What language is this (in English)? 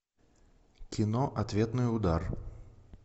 Russian